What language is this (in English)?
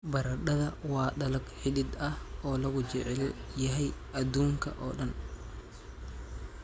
Somali